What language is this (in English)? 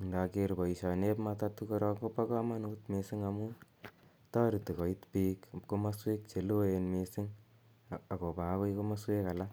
Kalenjin